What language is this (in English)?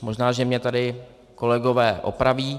Czech